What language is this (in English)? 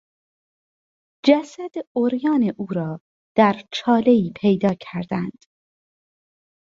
Persian